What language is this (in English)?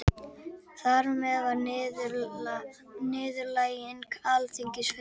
Icelandic